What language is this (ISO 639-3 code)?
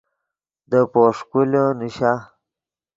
ydg